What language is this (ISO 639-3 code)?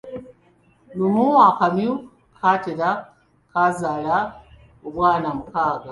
lug